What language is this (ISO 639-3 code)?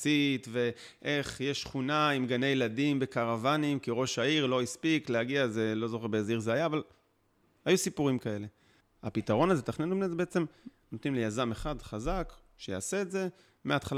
heb